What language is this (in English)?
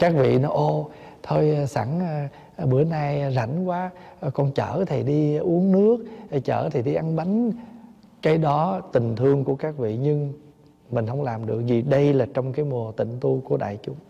Vietnamese